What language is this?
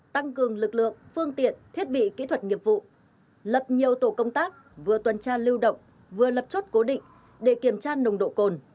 Vietnamese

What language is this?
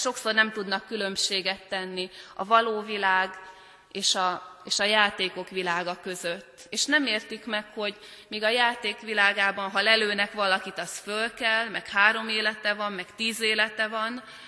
Hungarian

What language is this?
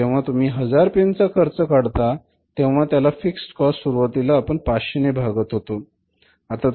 Marathi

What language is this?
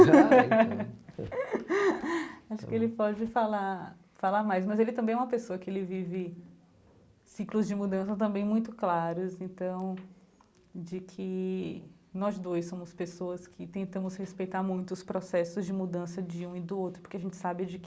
Portuguese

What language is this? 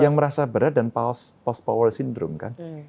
Indonesian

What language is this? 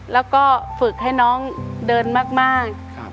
Thai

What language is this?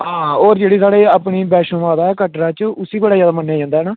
Dogri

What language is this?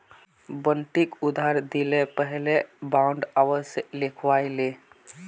Magahi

